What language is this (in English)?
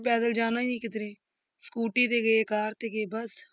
Punjabi